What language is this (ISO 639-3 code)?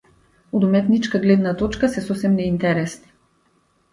mkd